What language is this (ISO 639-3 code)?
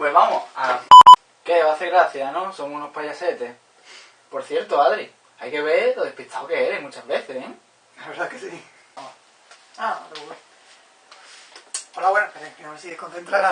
spa